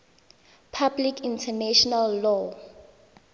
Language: Tswana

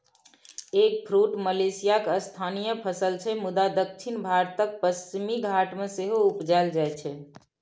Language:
Maithili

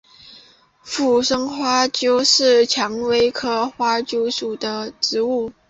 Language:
Chinese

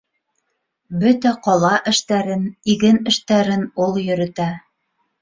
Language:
Bashkir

